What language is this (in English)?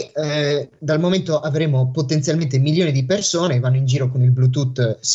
Italian